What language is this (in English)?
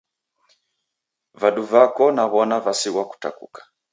Taita